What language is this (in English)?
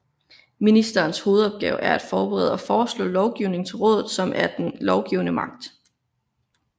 Danish